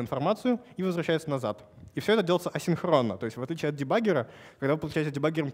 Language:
Russian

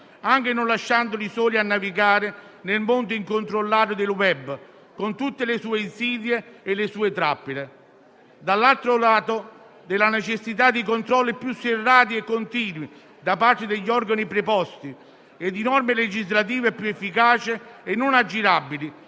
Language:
Italian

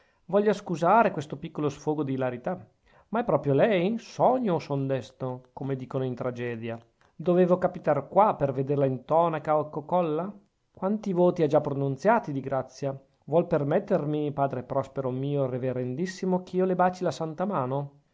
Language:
Italian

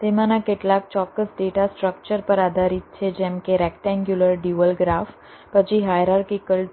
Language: Gujarati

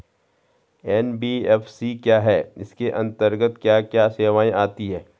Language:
Hindi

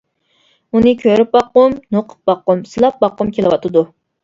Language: Uyghur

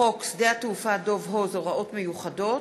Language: Hebrew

